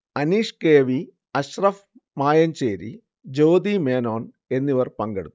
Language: Malayalam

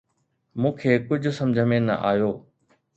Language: Sindhi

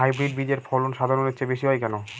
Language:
Bangla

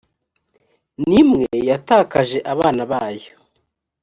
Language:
Kinyarwanda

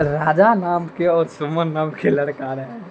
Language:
Maithili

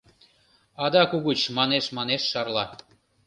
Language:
Mari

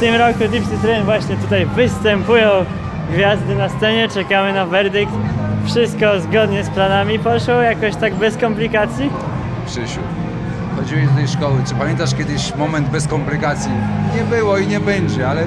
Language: Polish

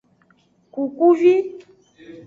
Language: Aja (Benin)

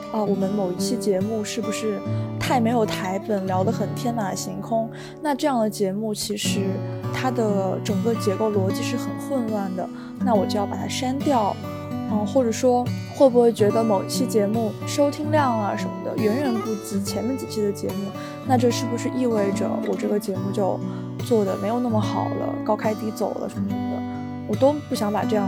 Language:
Chinese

